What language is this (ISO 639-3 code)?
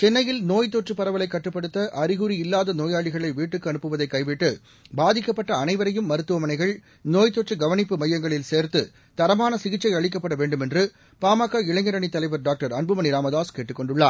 tam